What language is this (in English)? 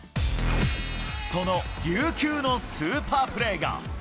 Japanese